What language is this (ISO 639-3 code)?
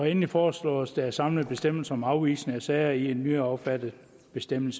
dan